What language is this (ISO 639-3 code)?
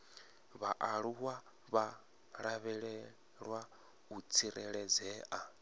ven